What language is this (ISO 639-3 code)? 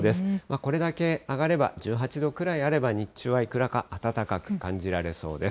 jpn